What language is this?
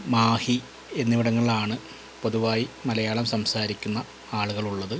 Malayalam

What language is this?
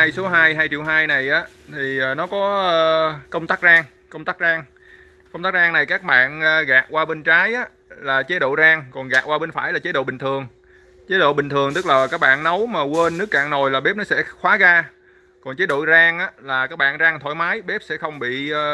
Vietnamese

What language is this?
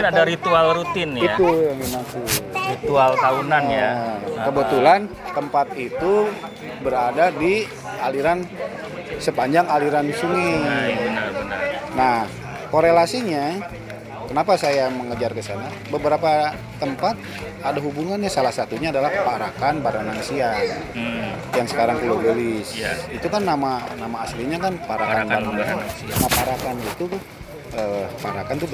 Indonesian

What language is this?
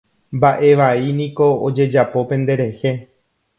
Guarani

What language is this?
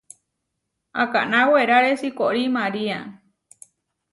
Huarijio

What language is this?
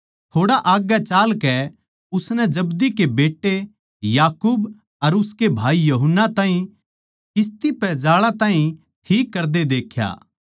Haryanvi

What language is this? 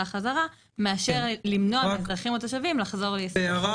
Hebrew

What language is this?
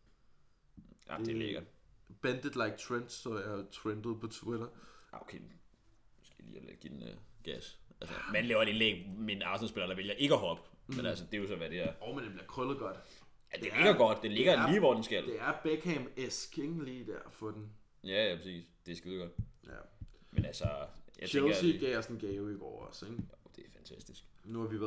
Danish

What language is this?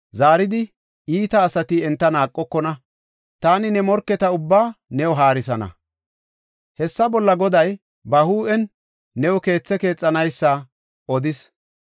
Gofa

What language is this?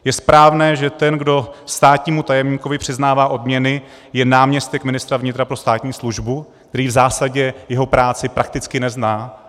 Czech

